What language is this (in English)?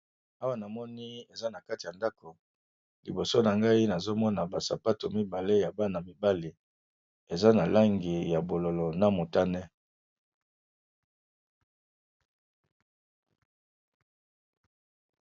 Lingala